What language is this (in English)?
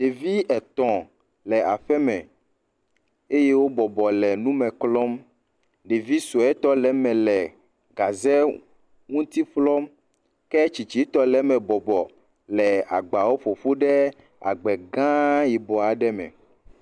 Ewe